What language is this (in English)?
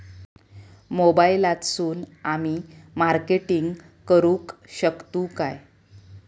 Marathi